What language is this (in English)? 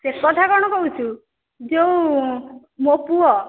Odia